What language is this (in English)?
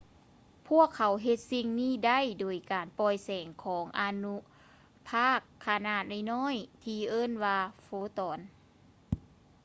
Lao